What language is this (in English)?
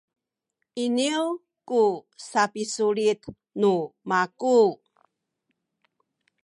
Sakizaya